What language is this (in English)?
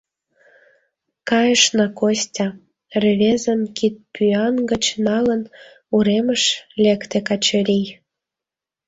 Mari